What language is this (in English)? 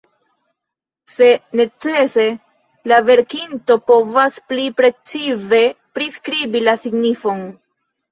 Esperanto